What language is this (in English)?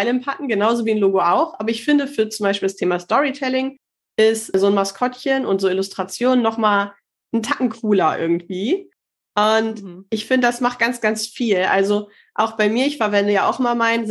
German